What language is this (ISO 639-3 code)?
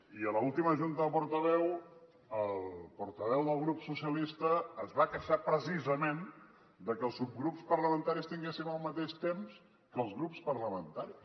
cat